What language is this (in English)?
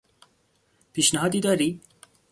Persian